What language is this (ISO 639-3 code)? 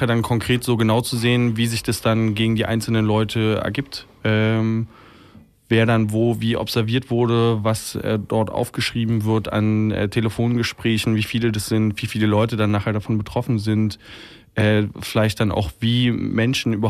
deu